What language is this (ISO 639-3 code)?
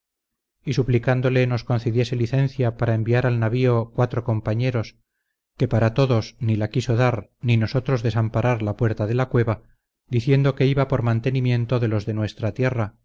spa